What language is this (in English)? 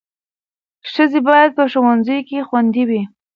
Pashto